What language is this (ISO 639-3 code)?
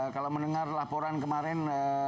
ind